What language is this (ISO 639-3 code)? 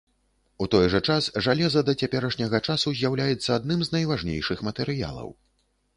bel